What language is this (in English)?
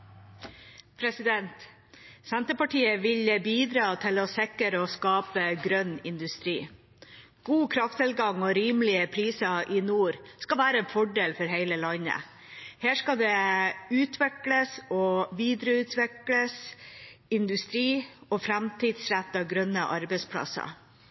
Norwegian